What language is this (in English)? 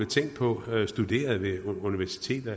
Danish